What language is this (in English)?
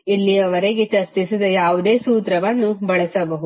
Kannada